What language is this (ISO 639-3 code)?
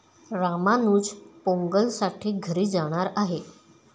mar